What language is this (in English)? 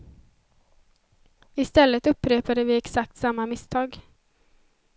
Swedish